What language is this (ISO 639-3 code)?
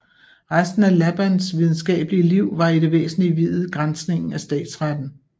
dan